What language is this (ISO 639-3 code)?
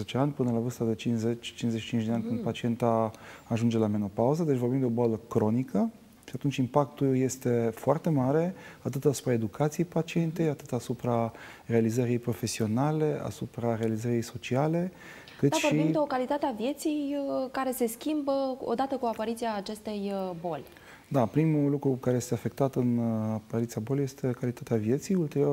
ron